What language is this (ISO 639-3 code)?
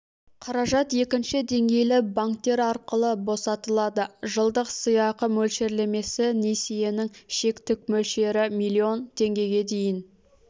kaz